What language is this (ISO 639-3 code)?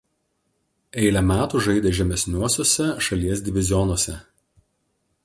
lit